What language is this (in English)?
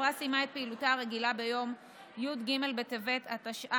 Hebrew